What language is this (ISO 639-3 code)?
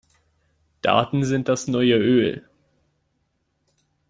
deu